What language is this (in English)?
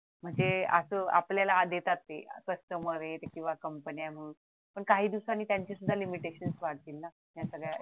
Marathi